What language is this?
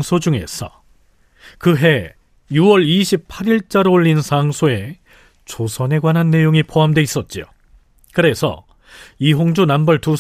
Korean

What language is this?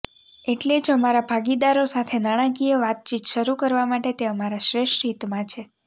Gujarati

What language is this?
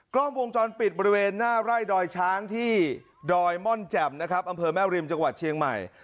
Thai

